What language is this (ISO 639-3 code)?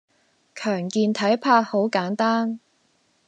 yue